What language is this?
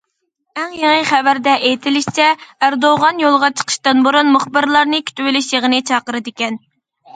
Uyghur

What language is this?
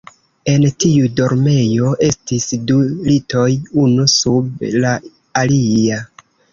Esperanto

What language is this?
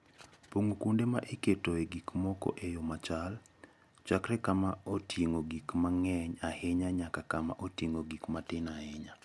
Luo (Kenya and Tanzania)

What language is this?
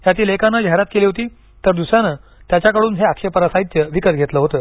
Marathi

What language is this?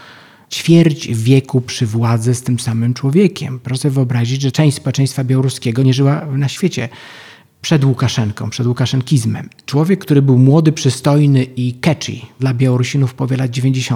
Polish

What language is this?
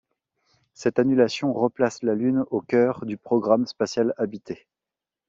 French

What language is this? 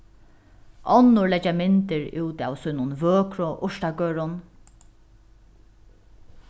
Faroese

